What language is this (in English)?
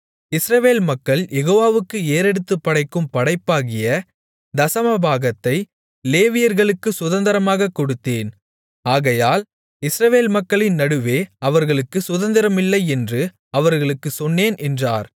Tamil